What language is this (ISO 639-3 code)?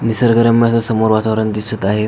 mar